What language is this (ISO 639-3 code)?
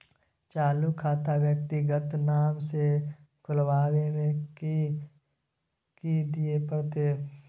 mai